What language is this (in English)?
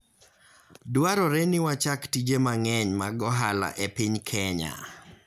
Luo (Kenya and Tanzania)